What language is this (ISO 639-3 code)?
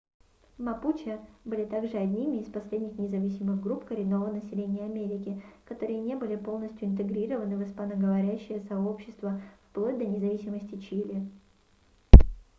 rus